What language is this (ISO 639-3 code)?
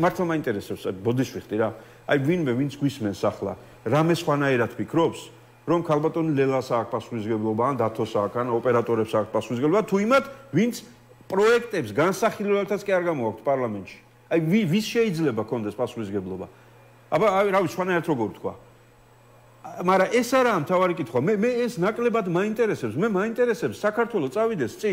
ron